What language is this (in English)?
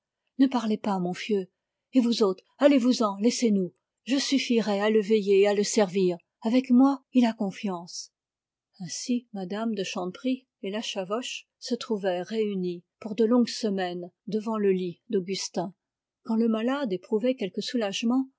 French